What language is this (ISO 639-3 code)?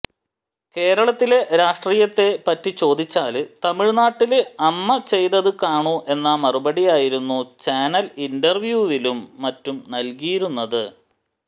mal